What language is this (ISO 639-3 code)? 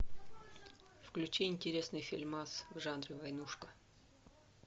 rus